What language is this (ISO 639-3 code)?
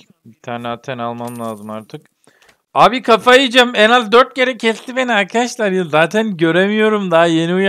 tur